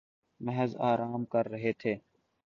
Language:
Urdu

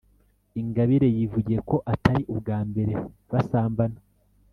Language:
Kinyarwanda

